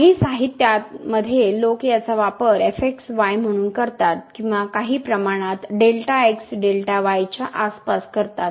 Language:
Marathi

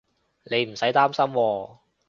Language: Cantonese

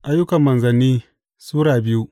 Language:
Hausa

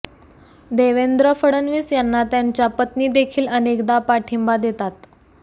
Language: Marathi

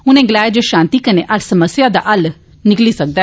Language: Dogri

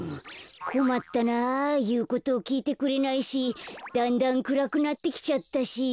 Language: Japanese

